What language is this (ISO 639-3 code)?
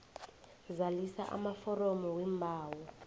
nbl